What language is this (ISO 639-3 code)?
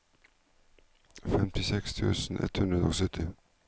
nor